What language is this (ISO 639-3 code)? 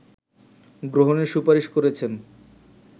ben